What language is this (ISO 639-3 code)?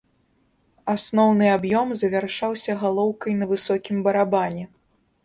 bel